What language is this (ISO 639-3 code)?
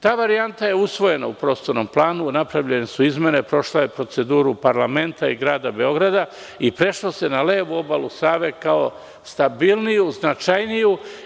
srp